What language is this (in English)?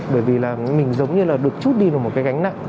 Vietnamese